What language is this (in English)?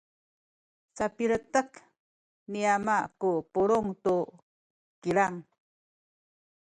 Sakizaya